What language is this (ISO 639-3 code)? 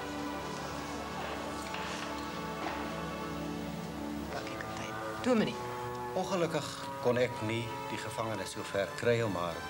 nld